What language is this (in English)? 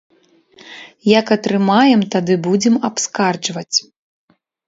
Belarusian